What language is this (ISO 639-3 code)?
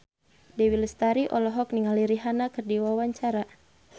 sun